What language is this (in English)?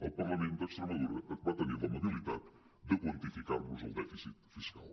Catalan